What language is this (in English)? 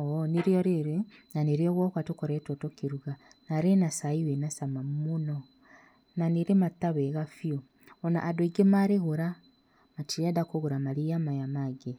Kikuyu